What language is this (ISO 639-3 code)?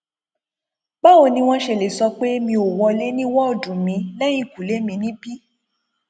yor